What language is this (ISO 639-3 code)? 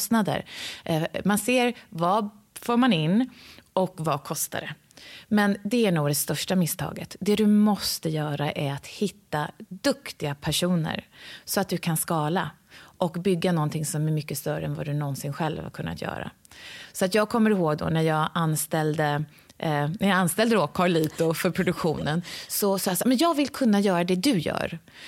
swe